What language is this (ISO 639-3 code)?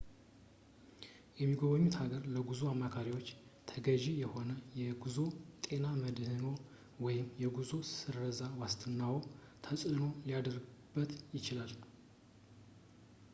amh